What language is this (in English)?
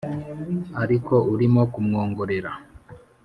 Kinyarwanda